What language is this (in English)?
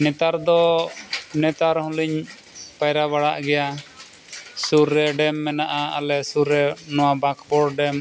Santali